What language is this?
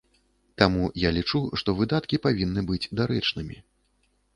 Belarusian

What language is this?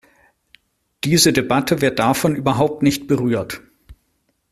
German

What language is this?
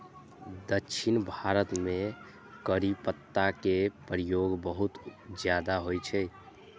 Maithili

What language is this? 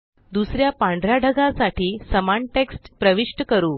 Marathi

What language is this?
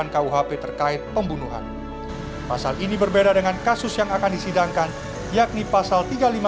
Indonesian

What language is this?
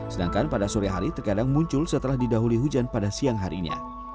Indonesian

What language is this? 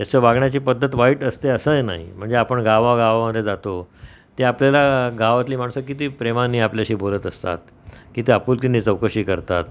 Marathi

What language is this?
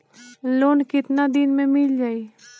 Bhojpuri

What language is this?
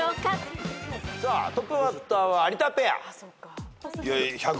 Japanese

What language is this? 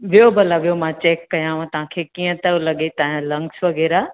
Sindhi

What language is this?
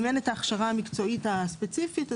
Hebrew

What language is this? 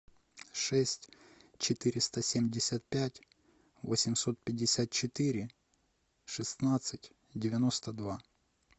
Russian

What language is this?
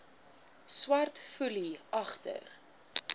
Afrikaans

